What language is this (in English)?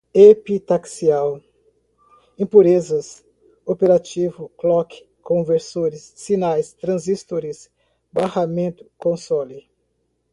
Portuguese